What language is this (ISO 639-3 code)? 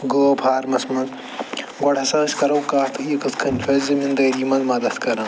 kas